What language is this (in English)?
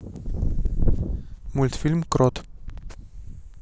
Russian